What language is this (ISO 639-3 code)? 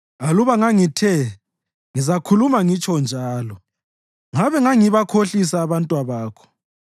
nde